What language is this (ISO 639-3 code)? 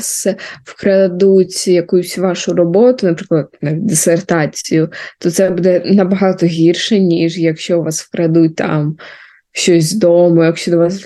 ukr